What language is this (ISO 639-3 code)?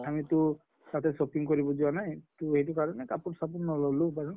asm